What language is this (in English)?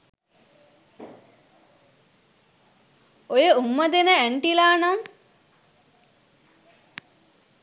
Sinhala